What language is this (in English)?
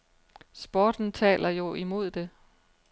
Danish